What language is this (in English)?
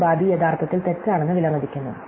Malayalam